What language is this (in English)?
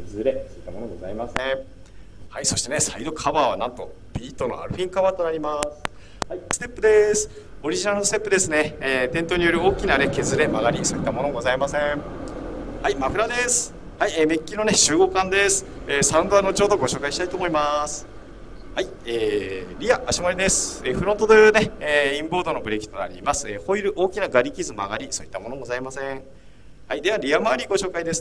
Japanese